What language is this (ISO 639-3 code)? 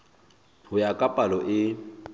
sot